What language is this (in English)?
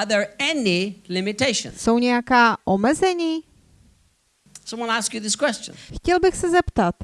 Czech